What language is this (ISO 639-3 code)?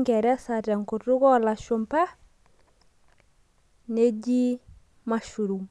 mas